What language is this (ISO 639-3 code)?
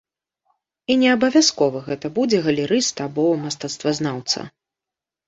bel